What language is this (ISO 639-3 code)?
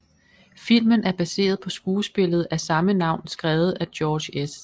dan